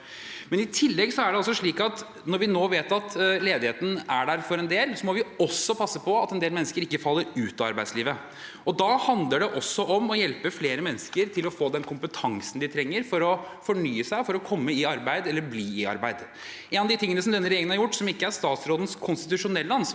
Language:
Norwegian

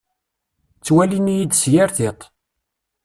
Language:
Kabyle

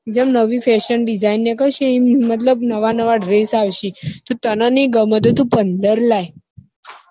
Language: Gujarati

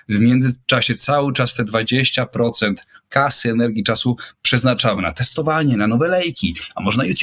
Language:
Polish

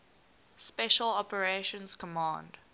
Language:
English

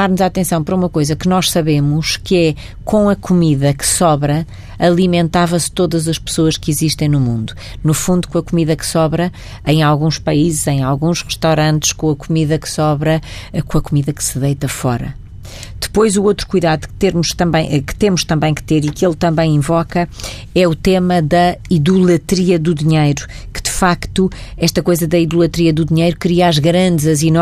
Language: Portuguese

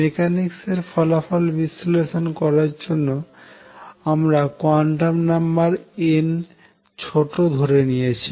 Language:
Bangla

